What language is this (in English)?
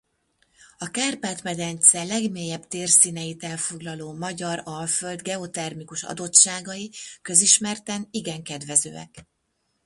Hungarian